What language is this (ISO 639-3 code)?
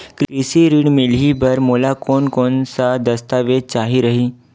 hne